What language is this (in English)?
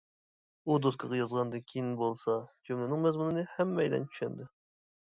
Uyghur